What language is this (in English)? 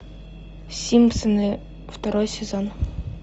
Russian